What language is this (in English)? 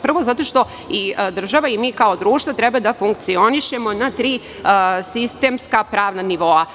Serbian